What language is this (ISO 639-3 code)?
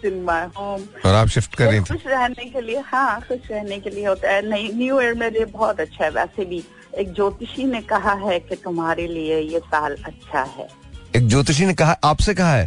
hin